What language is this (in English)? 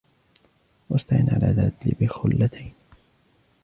Arabic